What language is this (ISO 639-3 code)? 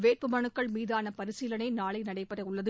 tam